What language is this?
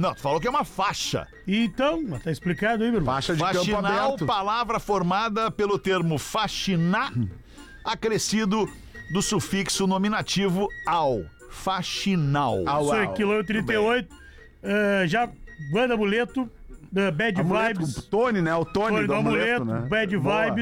Portuguese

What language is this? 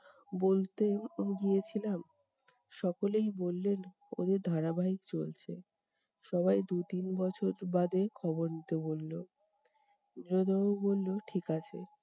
Bangla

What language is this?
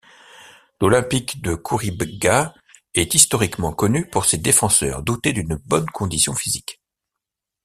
French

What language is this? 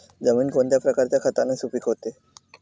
Marathi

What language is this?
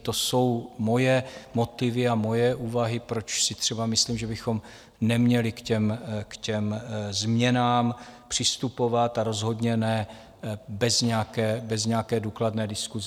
Czech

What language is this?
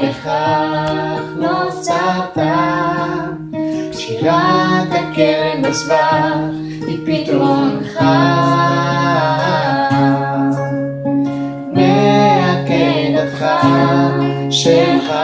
Hebrew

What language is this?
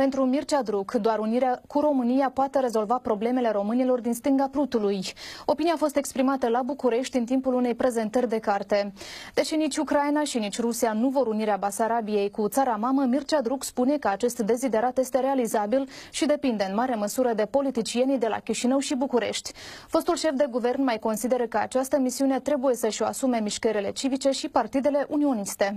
Romanian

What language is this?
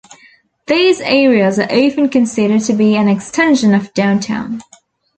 English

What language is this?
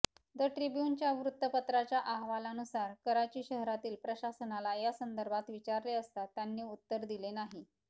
Marathi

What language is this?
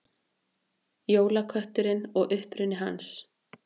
Icelandic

